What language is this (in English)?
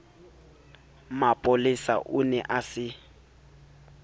Southern Sotho